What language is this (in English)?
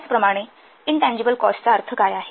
Marathi